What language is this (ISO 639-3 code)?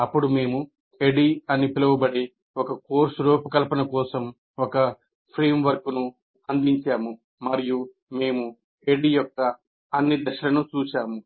tel